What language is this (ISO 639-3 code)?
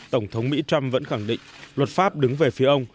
vie